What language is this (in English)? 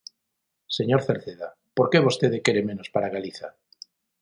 Galician